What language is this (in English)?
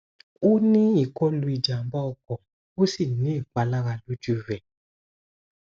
Yoruba